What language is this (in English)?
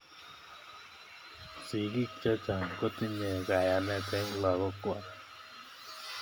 Kalenjin